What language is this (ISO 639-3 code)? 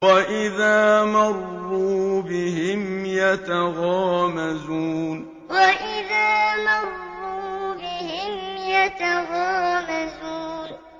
ara